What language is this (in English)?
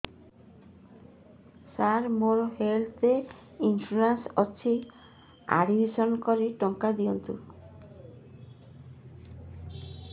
Odia